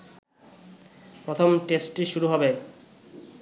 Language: Bangla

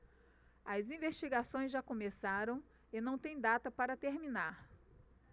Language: Portuguese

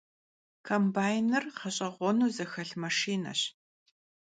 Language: Kabardian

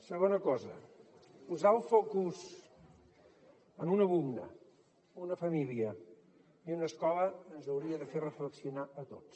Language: Catalan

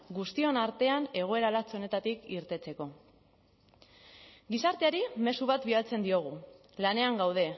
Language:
Basque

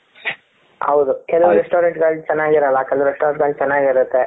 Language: Kannada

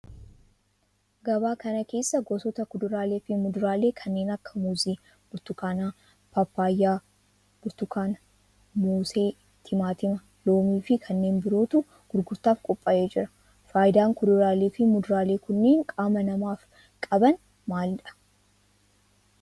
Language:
Oromo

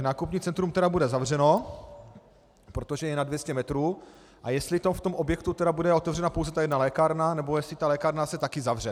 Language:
Czech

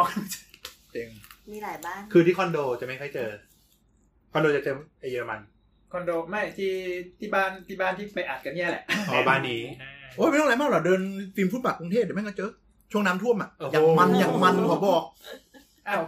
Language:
Thai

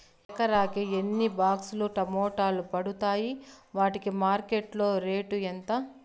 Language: Telugu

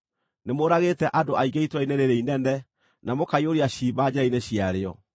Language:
Kikuyu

